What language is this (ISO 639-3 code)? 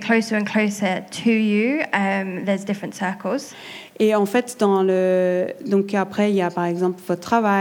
fra